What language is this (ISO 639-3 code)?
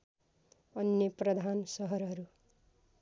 nep